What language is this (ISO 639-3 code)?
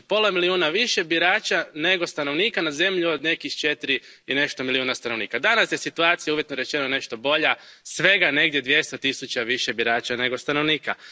hrv